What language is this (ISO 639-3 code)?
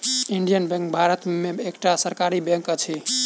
mai